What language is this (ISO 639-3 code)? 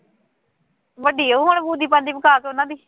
pan